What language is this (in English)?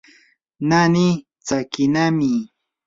Yanahuanca Pasco Quechua